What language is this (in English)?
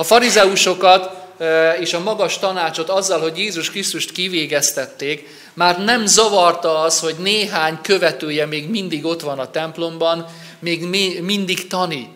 Hungarian